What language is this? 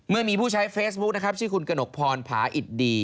Thai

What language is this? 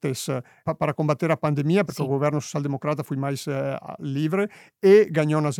Portuguese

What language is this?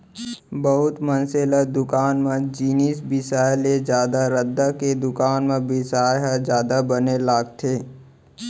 Chhattisgarhi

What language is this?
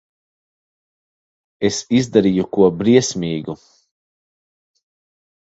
Latvian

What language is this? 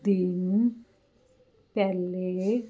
Punjabi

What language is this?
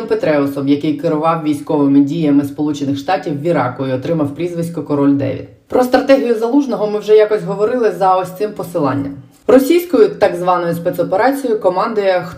Ukrainian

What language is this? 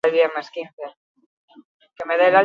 Basque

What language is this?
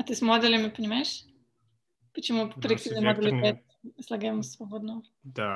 Russian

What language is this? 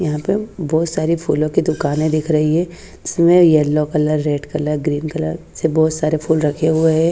Hindi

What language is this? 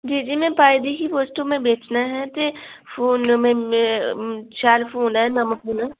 Dogri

